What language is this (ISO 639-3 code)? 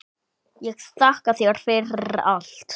isl